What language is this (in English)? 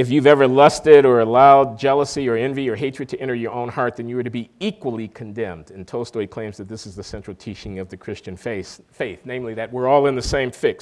English